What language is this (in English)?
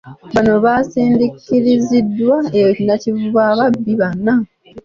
Ganda